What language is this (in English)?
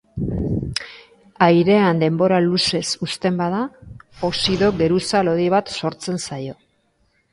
Basque